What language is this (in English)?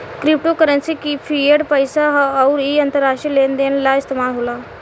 Bhojpuri